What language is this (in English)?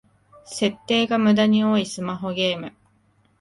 Japanese